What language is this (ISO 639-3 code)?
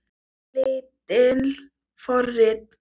isl